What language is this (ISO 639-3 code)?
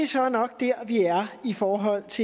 dan